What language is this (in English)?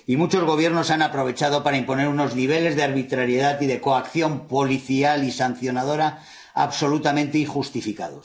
Spanish